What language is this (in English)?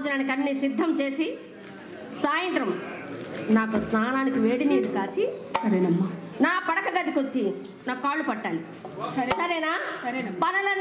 Telugu